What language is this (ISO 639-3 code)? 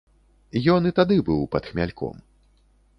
bel